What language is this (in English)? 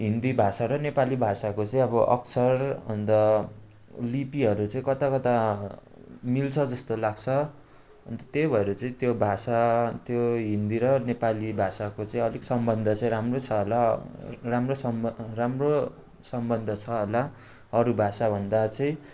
Nepali